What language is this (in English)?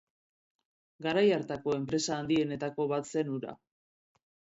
Basque